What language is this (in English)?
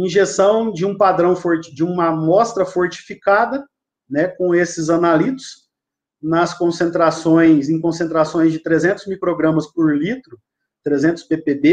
Portuguese